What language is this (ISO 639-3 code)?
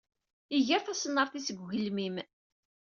kab